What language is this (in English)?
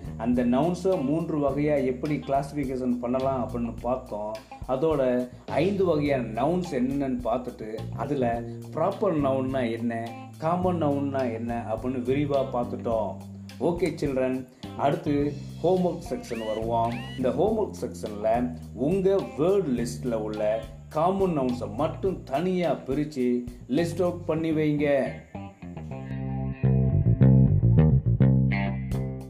Tamil